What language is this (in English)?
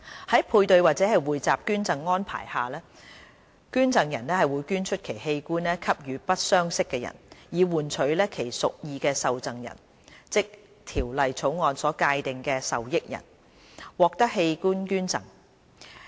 Cantonese